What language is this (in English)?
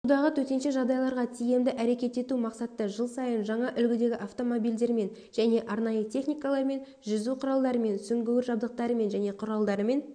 Kazakh